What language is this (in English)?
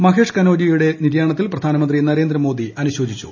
Malayalam